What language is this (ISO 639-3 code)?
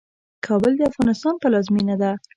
pus